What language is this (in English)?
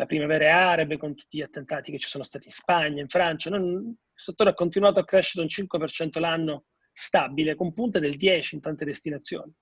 Italian